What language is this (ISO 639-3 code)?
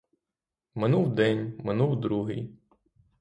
ukr